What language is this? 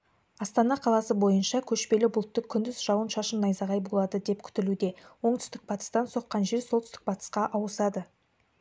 Kazakh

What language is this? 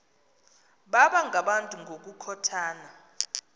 Xhosa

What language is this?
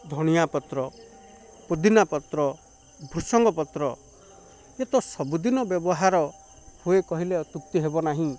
Odia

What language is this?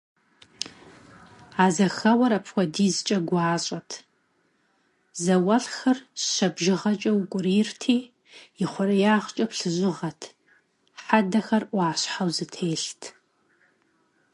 Kabardian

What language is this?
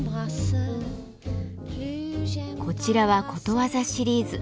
Japanese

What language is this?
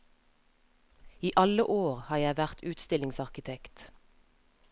Norwegian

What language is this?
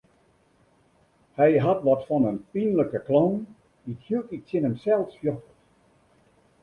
Western Frisian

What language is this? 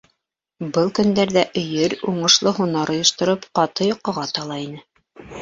Bashkir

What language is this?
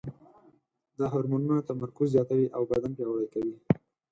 Pashto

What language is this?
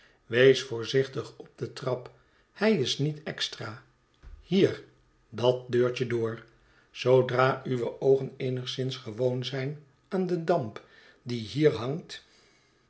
Dutch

